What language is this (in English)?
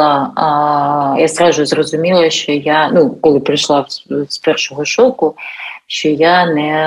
Ukrainian